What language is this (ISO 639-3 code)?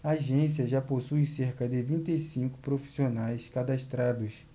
por